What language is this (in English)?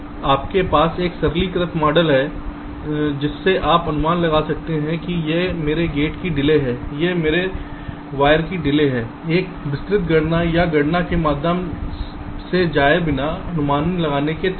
Hindi